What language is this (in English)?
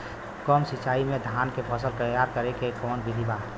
Bhojpuri